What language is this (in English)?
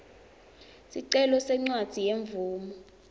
Swati